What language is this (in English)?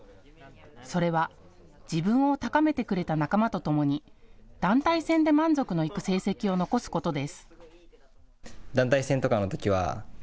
Japanese